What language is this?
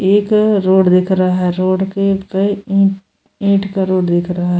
Hindi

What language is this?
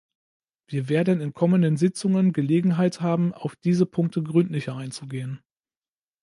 German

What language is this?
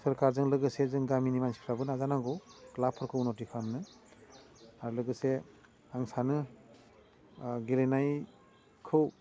Bodo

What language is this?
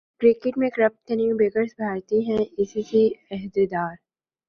Urdu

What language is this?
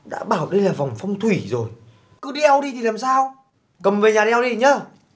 Vietnamese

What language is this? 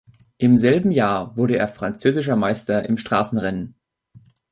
German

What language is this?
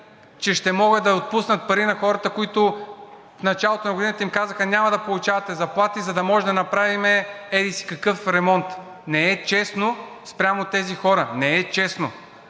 Bulgarian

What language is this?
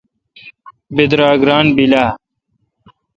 Kalkoti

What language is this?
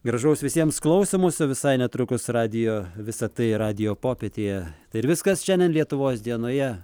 Lithuanian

